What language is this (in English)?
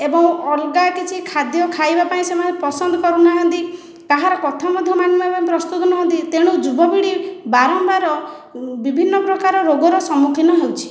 Odia